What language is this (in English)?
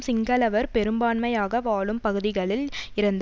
Tamil